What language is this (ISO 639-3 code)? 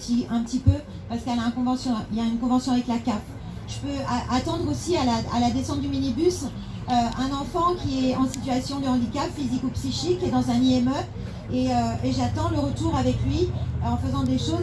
fra